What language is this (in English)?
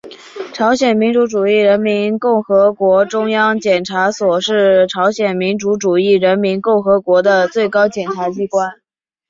Chinese